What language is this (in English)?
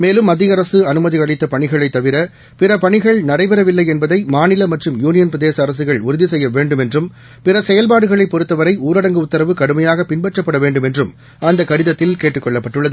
Tamil